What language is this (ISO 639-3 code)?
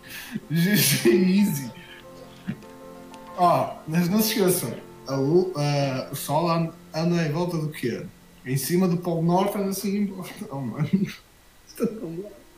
por